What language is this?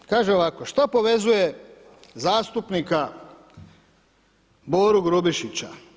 Croatian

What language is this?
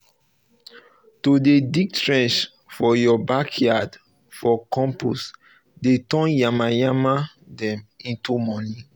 Nigerian Pidgin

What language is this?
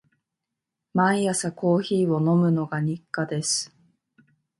Japanese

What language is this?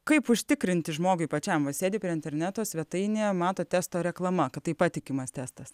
Lithuanian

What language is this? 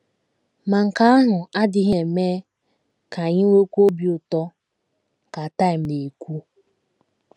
Igbo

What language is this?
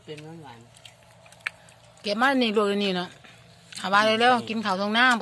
Thai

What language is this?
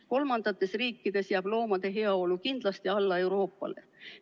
Estonian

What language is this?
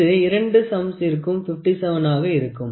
Tamil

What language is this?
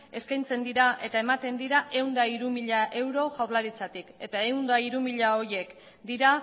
Basque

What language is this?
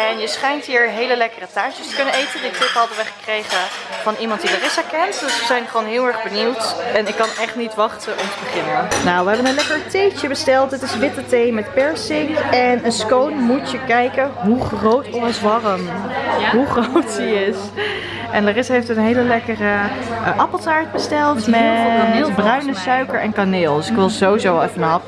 Dutch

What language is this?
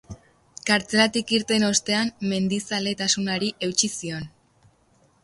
Basque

